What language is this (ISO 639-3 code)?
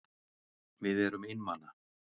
isl